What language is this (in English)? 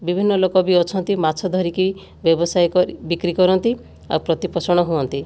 Odia